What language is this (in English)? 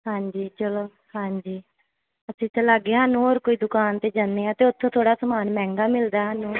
Punjabi